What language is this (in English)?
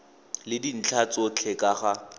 Tswana